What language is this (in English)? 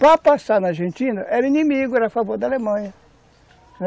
Portuguese